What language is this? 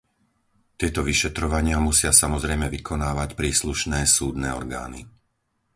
Slovak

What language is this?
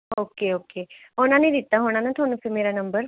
Punjabi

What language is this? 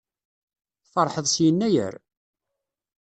Kabyle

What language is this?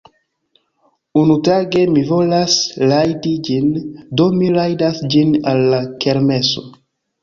Esperanto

